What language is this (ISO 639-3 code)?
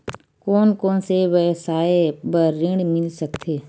hne